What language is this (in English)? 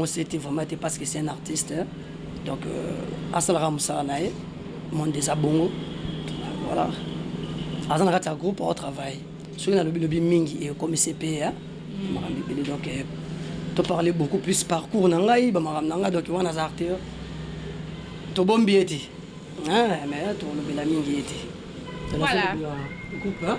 French